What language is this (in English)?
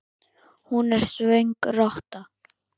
Icelandic